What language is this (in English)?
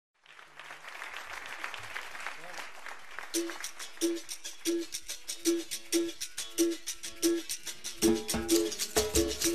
Italian